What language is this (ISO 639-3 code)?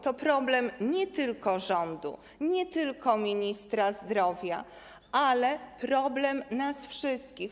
pol